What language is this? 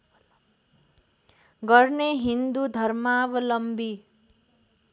Nepali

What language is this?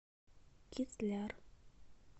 Russian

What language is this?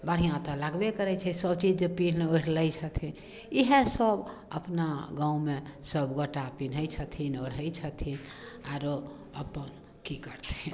Maithili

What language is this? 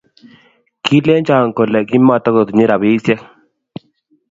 Kalenjin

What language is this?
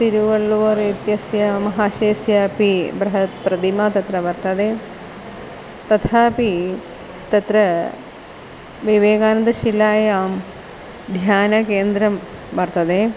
Sanskrit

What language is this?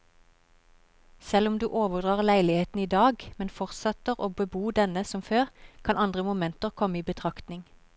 Norwegian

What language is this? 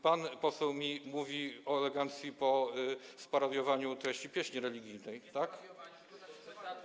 Polish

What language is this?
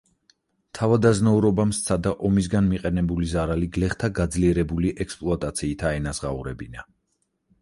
Georgian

